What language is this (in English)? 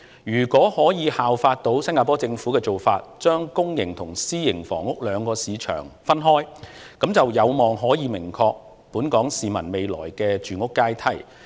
Cantonese